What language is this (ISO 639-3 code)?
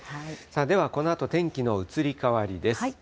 jpn